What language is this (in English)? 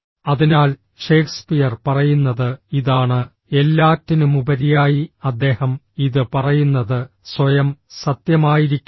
Malayalam